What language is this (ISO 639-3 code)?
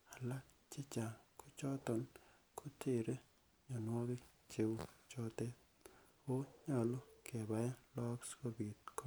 kln